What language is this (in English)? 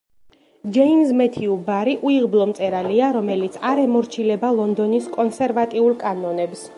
Georgian